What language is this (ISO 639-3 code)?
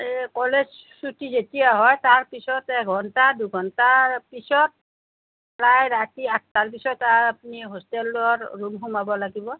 asm